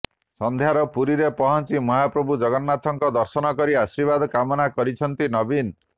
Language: Odia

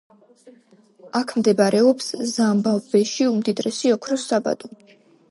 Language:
Georgian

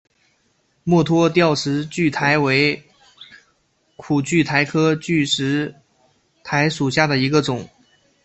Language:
Chinese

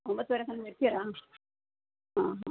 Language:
Kannada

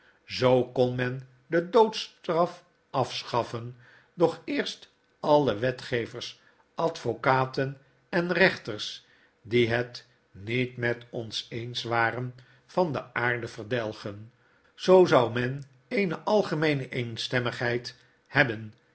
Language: Dutch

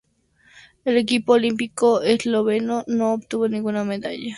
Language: Spanish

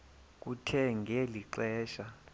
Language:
Xhosa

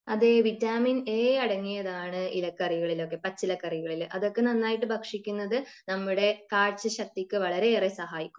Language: Malayalam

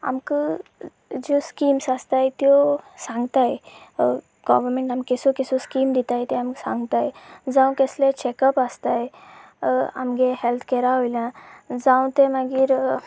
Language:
Konkani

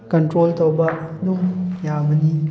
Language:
Manipuri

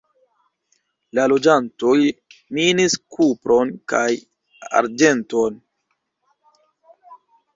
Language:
Esperanto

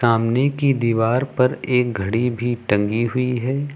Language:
Hindi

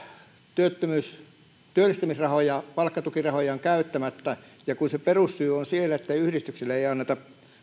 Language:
Finnish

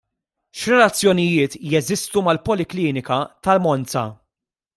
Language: Maltese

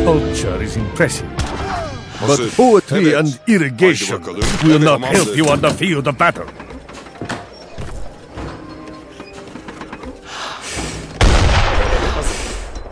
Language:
Turkish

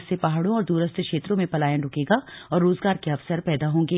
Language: Hindi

